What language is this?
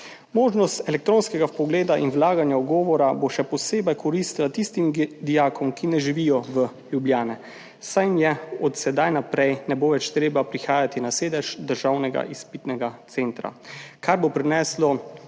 Slovenian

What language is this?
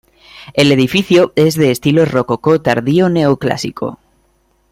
Spanish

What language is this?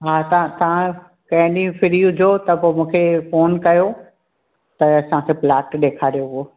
Sindhi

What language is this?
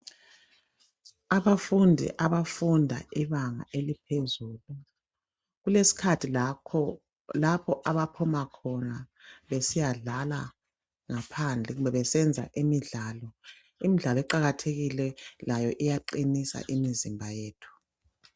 North Ndebele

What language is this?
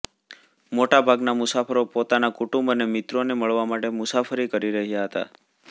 Gujarati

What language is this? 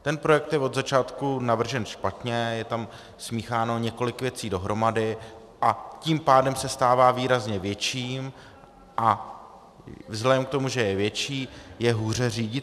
Czech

